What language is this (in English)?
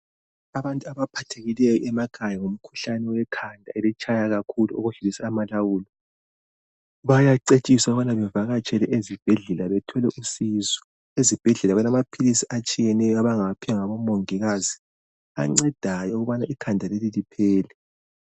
North Ndebele